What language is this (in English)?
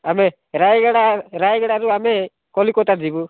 Odia